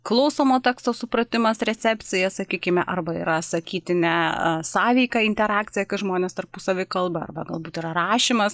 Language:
Lithuanian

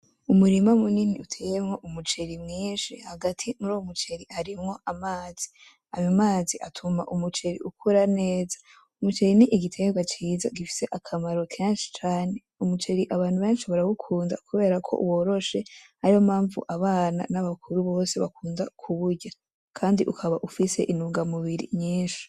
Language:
Rundi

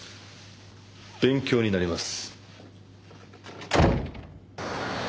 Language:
Japanese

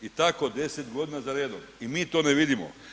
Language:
Croatian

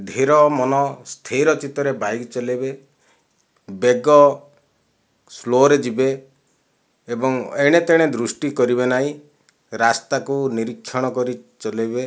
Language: Odia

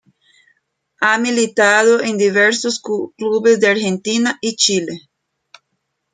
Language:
Spanish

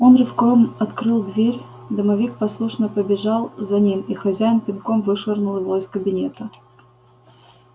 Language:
Russian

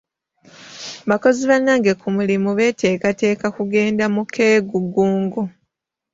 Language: Ganda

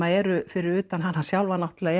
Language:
Icelandic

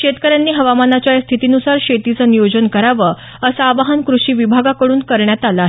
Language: Marathi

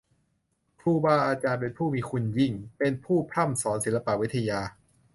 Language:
Thai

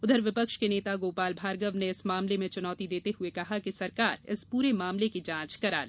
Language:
Hindi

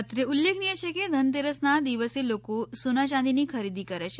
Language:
Gujarati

